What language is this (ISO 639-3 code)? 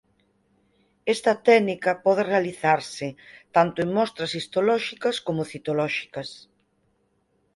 glg